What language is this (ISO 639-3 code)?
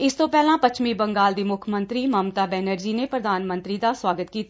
pan